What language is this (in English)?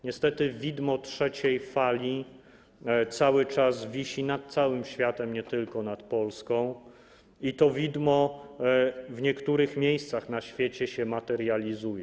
Polish